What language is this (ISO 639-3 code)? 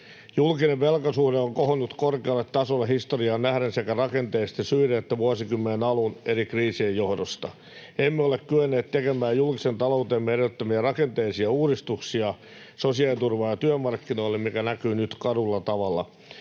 fin